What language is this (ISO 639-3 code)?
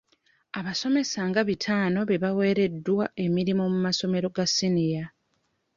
lug